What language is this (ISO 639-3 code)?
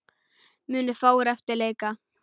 isl